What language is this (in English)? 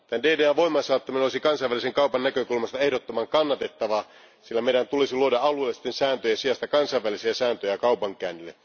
Finnish